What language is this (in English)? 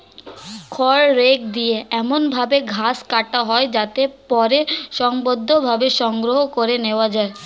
Bangla